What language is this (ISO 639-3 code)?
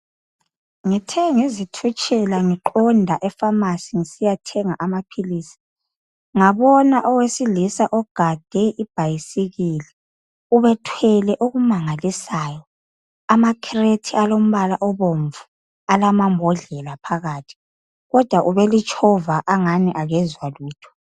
nde